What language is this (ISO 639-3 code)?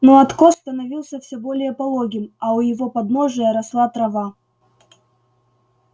rus